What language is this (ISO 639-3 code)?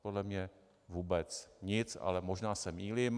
ces